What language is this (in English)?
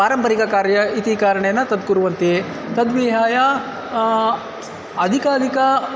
Sanskrit